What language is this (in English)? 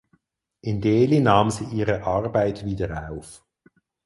German